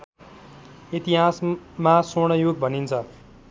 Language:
Nepali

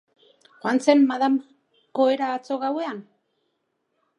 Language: Basque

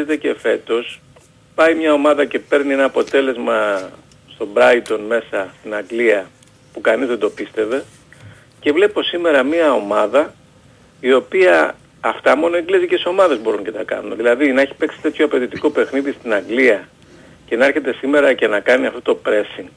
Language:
Greek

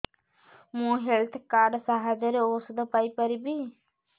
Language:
Odia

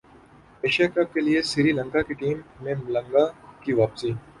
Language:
Urdu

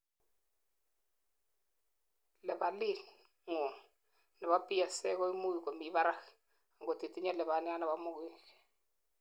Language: Kalenjin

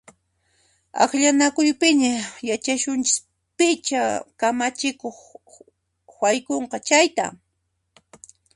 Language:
Puno Quechua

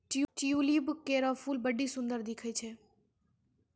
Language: Maithili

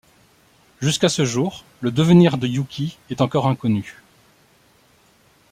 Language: French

